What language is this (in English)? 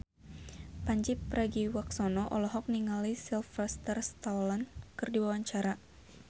Sundanese